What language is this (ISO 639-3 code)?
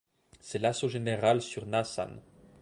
fra